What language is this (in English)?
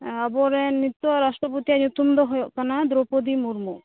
Santali